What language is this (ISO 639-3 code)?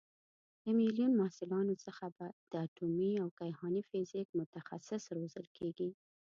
pus